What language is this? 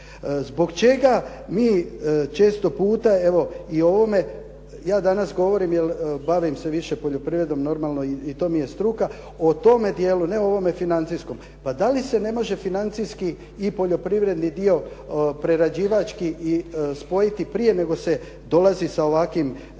Croatian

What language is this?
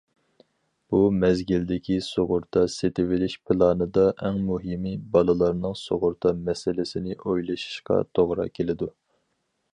Uyghur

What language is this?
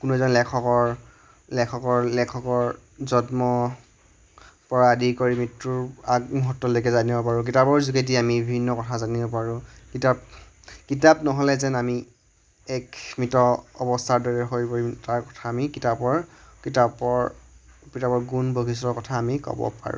Assamese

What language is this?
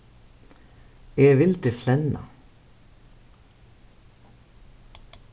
Faroese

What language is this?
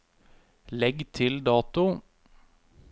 Norwegian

